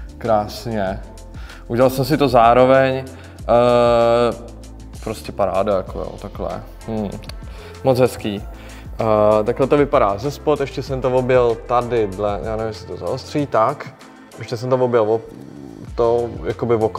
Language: Czech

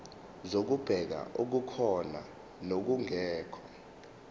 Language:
Zulu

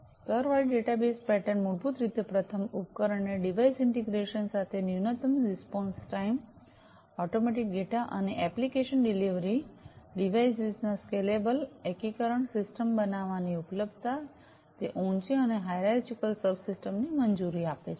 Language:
Gujarati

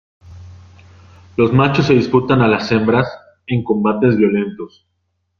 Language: Spanish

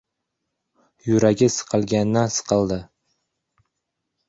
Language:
Uzbek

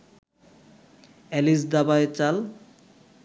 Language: Bangla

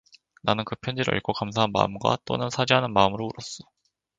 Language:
Korean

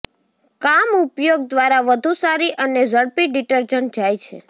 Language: Gujarati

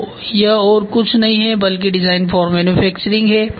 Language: Hindi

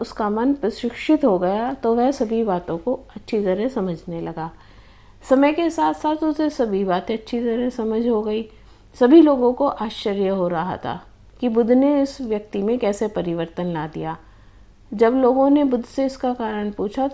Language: Hindi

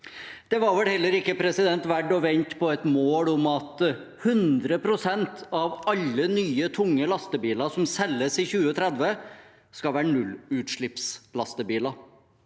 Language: Norwegian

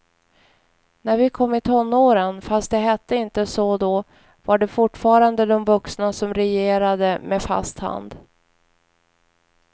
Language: Swedish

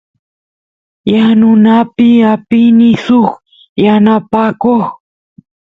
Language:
Santiago del Estero Quichua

